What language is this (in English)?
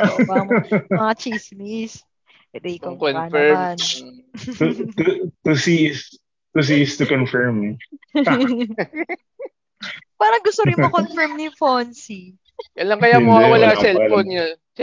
Filipino